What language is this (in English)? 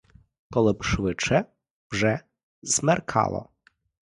Ukrainian